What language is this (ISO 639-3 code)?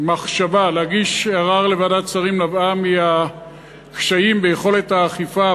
heb